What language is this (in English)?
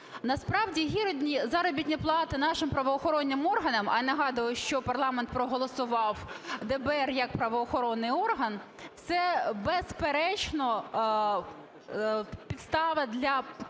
Ukrainian